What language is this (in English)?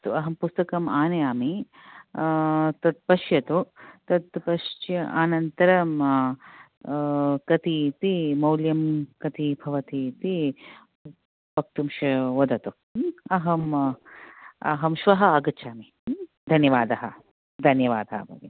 Sanskrit